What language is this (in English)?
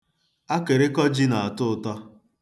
Igbo